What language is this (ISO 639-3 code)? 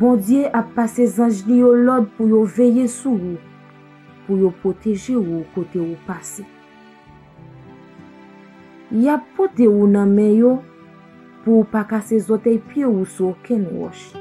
fra